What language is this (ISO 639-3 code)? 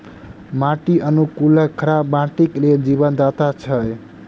mai